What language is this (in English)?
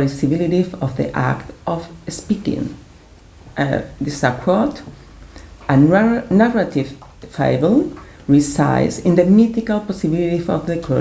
English